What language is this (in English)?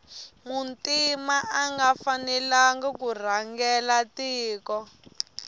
Tsonga